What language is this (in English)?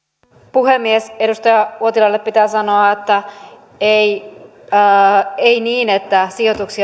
Finnish